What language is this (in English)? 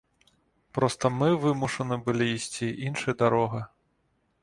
Belarusian